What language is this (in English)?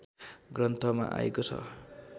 Nepali